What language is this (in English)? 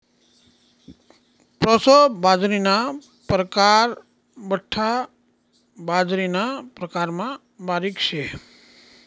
Marathi